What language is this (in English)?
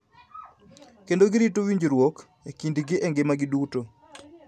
Luo (Kenya and Tanzania)